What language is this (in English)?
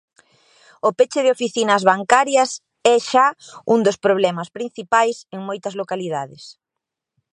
Galician